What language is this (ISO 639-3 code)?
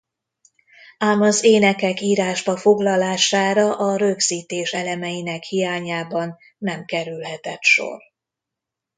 hun